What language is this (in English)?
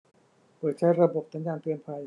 Thai